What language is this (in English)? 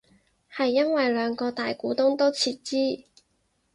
Cantonese